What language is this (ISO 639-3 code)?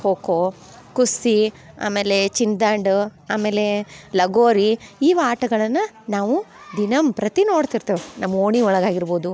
kan